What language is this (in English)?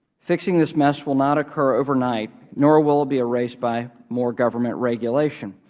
English